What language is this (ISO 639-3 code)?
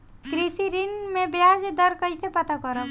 bho